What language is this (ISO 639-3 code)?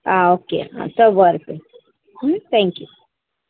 kok